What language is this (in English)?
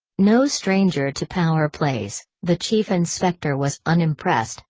English